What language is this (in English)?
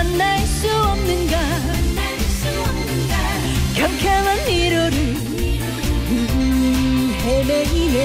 Korean